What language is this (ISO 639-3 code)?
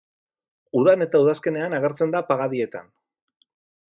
eus